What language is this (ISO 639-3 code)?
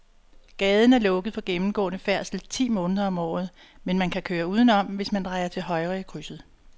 dan